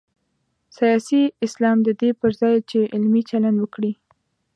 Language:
Pashto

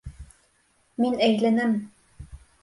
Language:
Bashkir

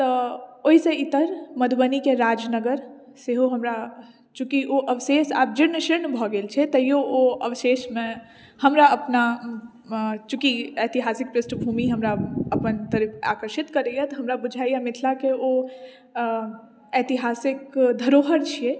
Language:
Maithili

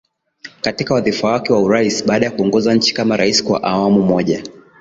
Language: Swahili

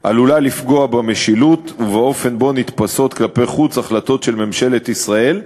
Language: Hebrew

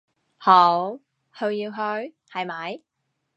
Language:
Cantonese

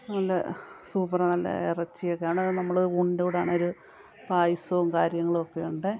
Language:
Malayalam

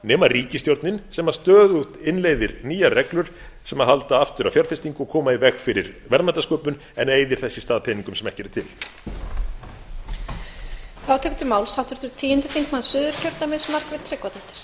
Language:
Icelandic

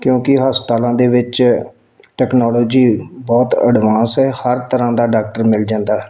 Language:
Punjabi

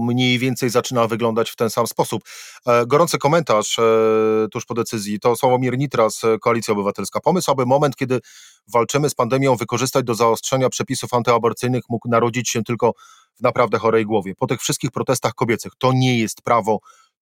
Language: Polish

